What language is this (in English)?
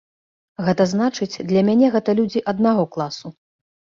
Belarusian